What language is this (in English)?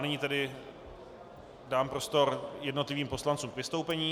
Czech